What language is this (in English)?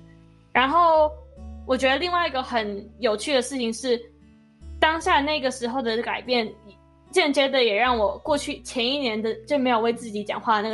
Chinese